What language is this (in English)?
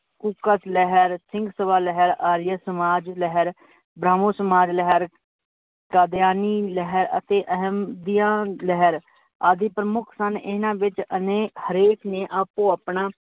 Punjabi